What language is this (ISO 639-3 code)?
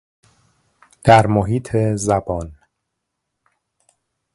fas